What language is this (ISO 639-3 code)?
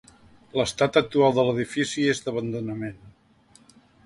cat